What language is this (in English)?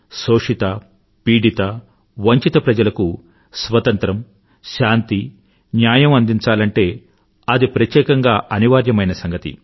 Telugu